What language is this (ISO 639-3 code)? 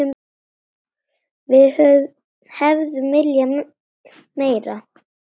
isl